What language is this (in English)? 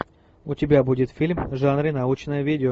Russian